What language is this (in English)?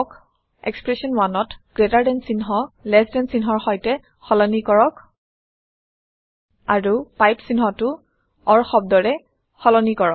Assamese